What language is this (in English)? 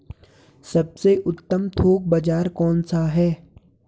Hindi